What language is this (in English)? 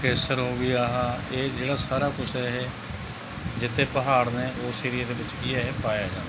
Punjabi